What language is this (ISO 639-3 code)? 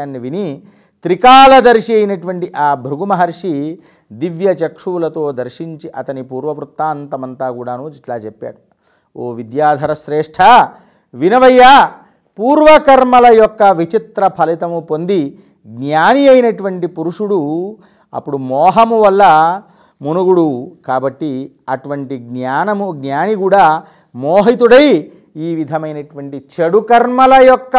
tel